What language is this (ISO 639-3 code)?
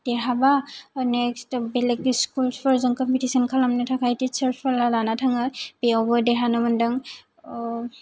brx